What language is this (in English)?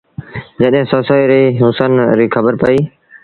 Sindhi Bhil